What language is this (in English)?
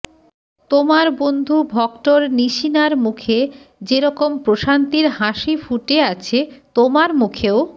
Bangla